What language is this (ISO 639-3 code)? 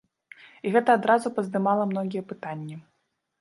bel